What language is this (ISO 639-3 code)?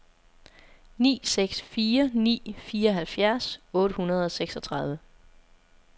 dan